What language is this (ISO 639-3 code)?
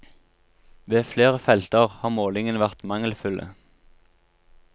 nor